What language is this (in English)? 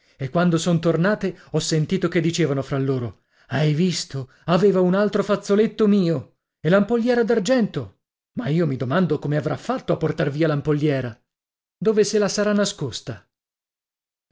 Italian